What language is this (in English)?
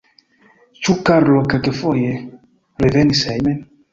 Esperanto